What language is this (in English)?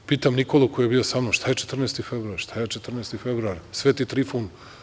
Serbian